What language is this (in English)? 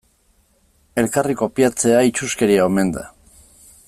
Basque